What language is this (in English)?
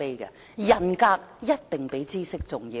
Cantonese